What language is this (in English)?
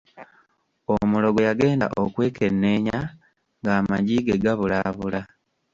Ganda